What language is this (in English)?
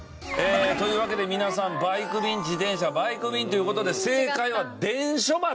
Japanese